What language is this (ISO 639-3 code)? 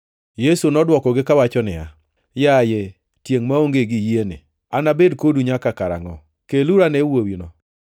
luo